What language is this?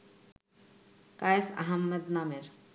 Bangla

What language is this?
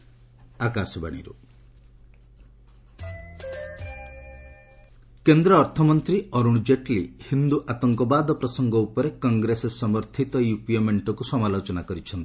Odia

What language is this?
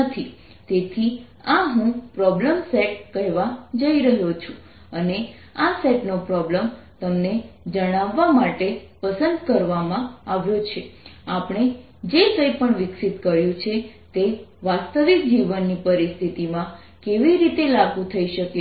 Gujarati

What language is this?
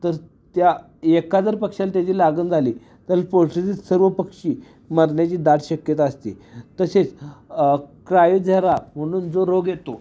Marathi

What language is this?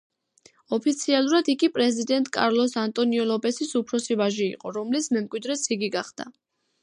Georgian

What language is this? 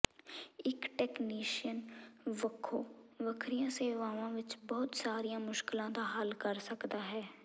Punjabi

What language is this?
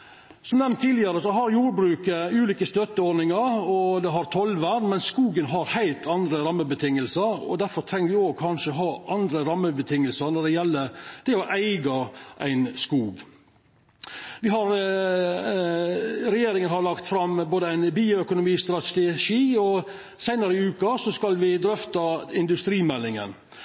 Norwegian Nynorsk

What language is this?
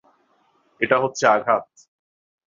Bangla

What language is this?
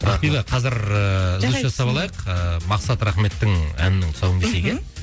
Kazakh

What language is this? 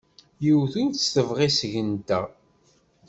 Kabyle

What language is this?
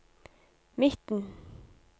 Norwegian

